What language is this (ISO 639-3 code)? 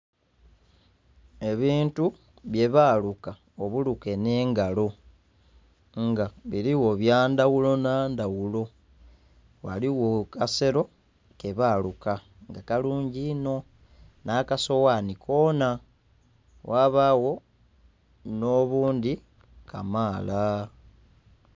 xog